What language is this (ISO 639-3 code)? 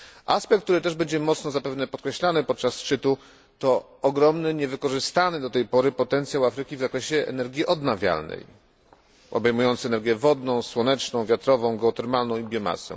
pol